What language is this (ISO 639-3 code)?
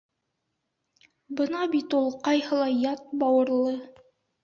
bak